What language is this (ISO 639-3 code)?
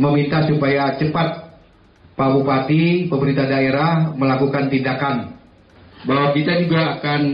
ind